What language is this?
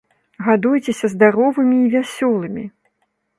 Belarusian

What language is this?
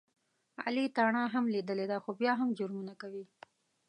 Pashto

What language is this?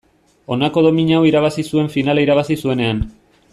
Basque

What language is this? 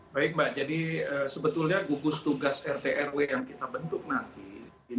Indonesian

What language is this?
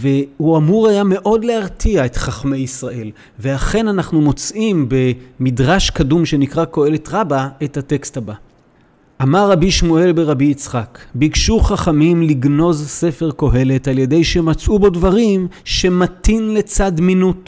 Hebrew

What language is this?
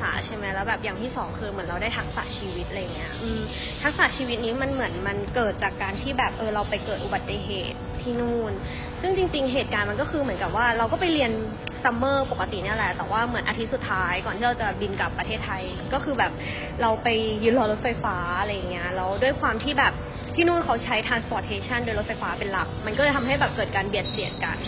Thai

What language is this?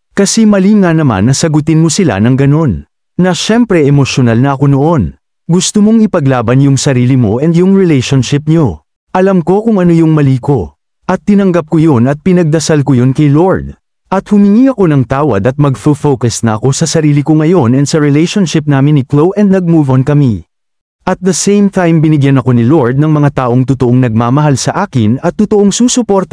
Filipino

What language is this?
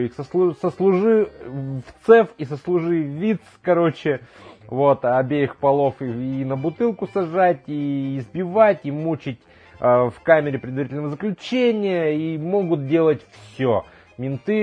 Russian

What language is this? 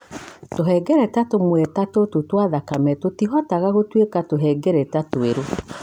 Kikuyu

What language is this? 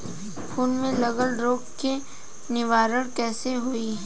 Bhojpuri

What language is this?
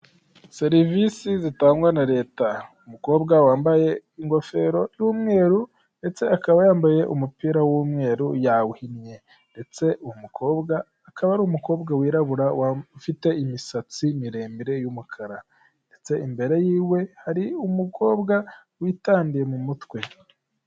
Kinyarwanda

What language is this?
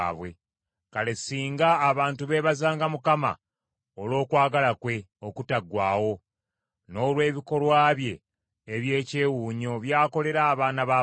Ganda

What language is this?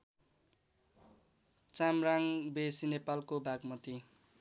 Nepali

